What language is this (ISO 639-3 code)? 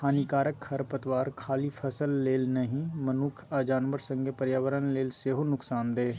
mai